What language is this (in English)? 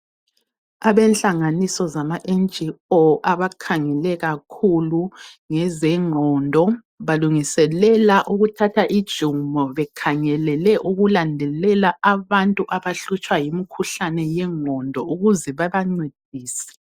North Ndebele